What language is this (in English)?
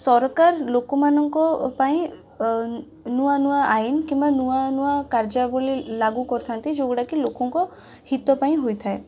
Odia